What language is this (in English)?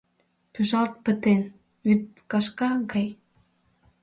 Mari